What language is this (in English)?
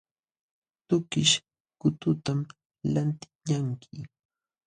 Jauja Wanca Quechua